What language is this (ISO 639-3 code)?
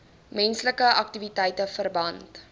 afr